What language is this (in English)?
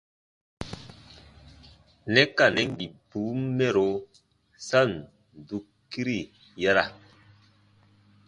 Baatonum